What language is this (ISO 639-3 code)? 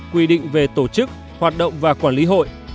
vie